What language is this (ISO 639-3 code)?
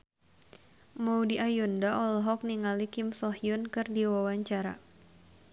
sun